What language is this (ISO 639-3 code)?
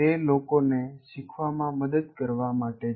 guj